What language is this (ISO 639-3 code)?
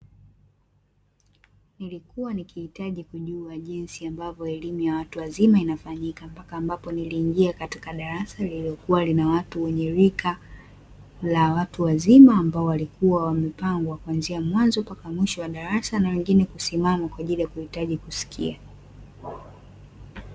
swa